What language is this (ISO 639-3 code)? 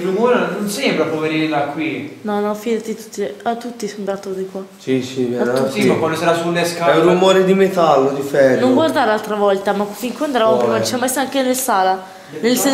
ita